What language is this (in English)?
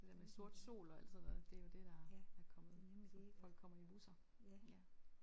Danish